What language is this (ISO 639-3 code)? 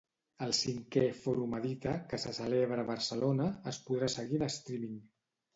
cat